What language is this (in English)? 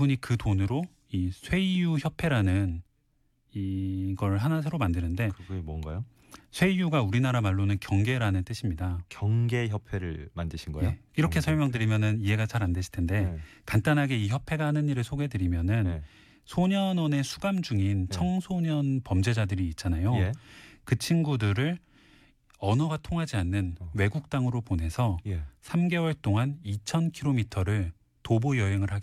Korean